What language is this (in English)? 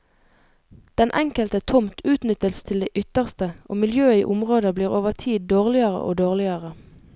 Norwegian